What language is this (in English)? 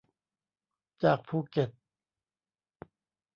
Thai